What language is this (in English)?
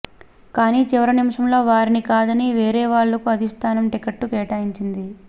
Telugu